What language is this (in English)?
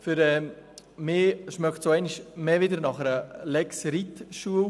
Swiss German